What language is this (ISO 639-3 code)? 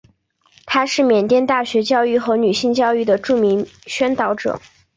zho